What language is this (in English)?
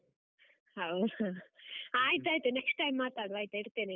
Kannada